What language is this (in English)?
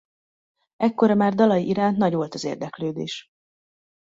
Hungarian